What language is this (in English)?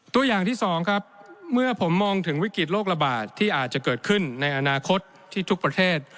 Thai